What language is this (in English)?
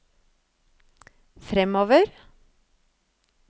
Norwegian